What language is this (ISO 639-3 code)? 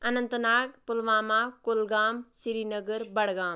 kas